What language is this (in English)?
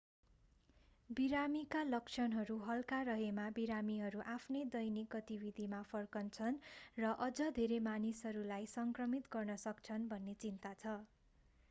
Nepali